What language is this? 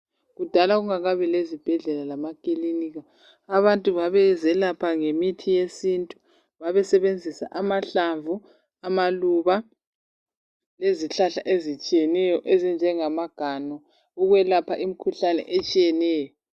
North Ndebele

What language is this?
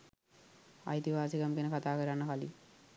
Sinhala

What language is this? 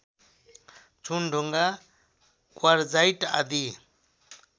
Nepali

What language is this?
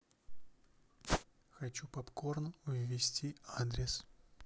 Russian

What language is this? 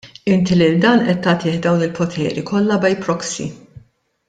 Maltese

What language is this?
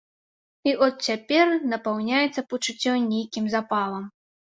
Belarusian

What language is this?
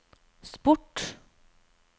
Norwegian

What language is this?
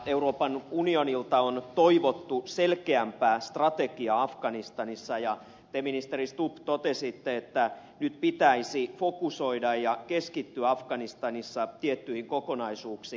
Finnish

